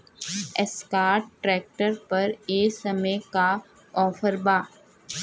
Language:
Bhojpuri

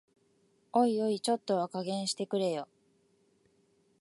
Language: Japanese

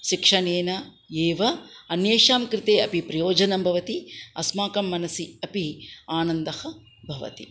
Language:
Sanskrit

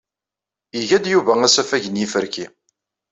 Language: Kabyle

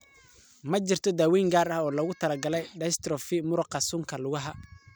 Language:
Somali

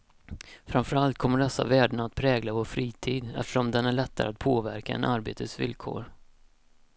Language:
Swedish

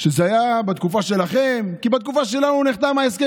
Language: Hebrew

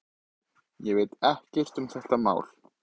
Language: Icelandic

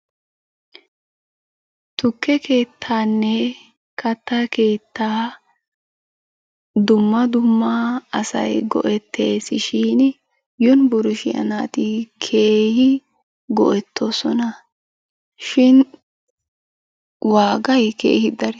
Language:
Wolaytta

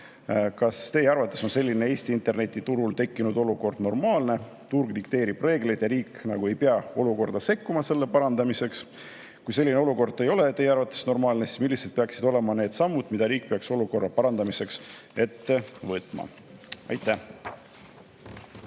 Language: Estonian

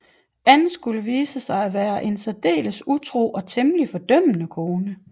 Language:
Danish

